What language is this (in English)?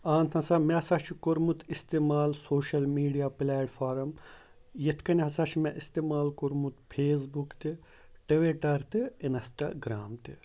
Kashmiri